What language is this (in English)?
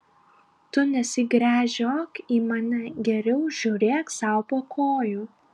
Lithuanian